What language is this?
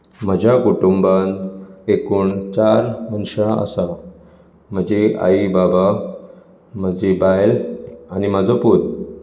Konkani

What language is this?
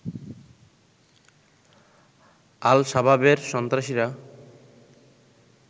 Bangla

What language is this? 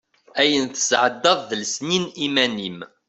Kabyle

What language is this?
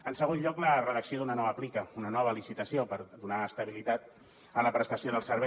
Catalan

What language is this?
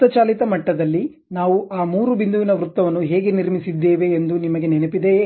Kannada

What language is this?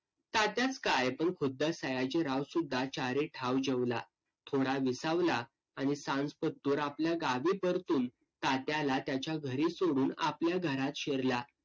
Marathi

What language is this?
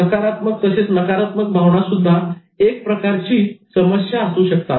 Marathi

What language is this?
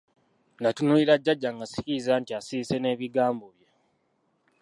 Ganda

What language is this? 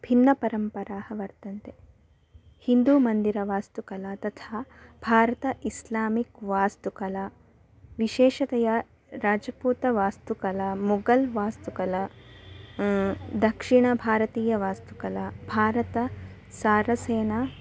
Sanskrit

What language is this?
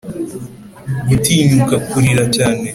Kinyarwanda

